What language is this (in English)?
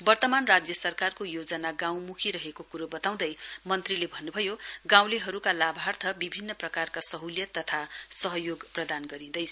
Nepali